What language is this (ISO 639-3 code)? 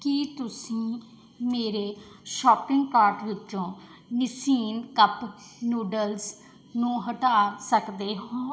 pan